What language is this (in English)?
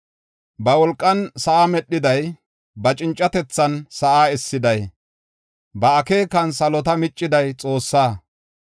Gofa